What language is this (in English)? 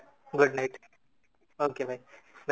Odia